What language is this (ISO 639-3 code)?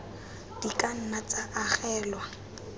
tsn